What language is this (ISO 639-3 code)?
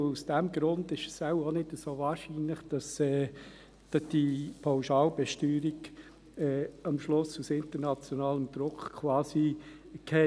gsw